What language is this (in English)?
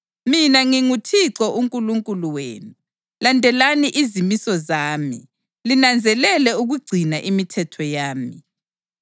North Ndebele